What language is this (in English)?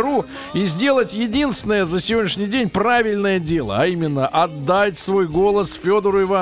Russian